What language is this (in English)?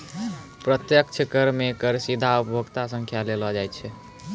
Maithili